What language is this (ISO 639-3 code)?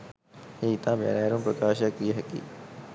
sin